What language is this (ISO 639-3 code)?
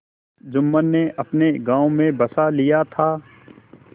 hin